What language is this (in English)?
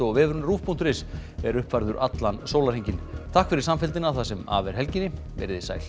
Icelandic